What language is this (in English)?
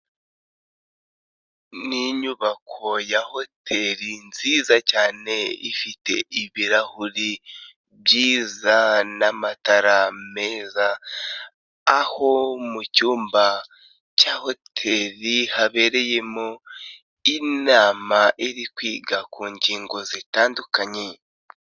Kinyarwanda